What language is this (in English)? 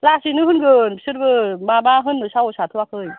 Bodo